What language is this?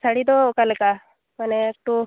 Santali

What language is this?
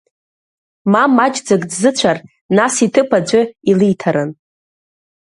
Abkhazian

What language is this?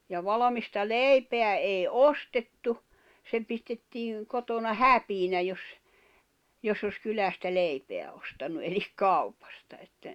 Finnish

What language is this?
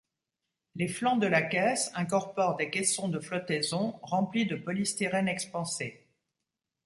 French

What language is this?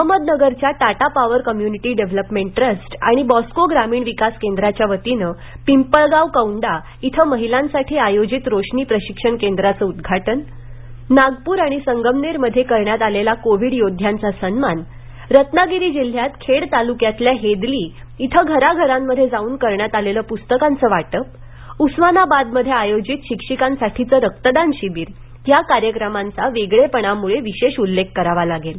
Marathi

